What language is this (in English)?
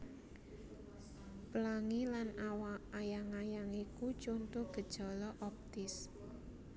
Javanese